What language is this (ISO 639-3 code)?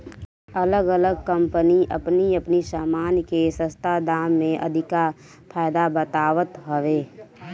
bho